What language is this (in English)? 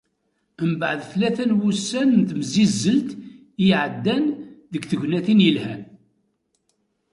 Kabyle